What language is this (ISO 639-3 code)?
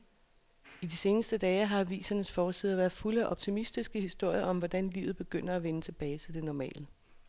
dan